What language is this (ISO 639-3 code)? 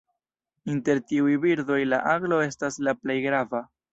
epo